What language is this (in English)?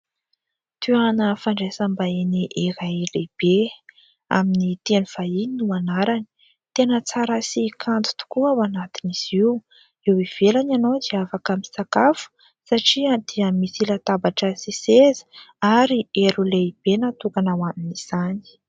Malagasy